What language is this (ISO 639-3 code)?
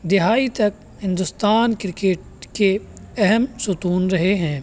urd